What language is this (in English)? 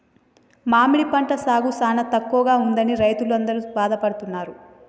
Telugu